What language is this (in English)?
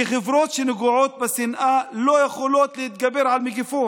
Hebrew